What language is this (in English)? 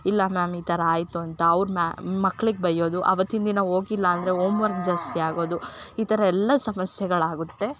Kannada